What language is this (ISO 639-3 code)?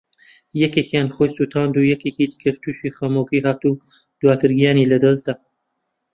ckb